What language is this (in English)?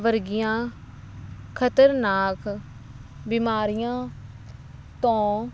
Punjabi